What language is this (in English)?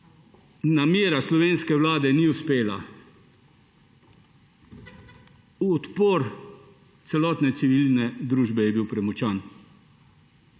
Slovenian